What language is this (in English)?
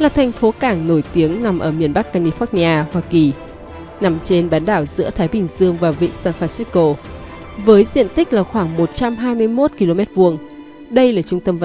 Vietnamese